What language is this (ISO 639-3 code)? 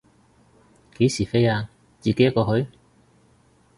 yue